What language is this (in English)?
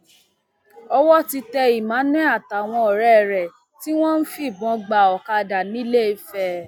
Yoruba